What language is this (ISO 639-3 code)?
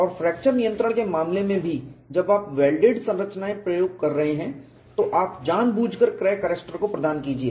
hin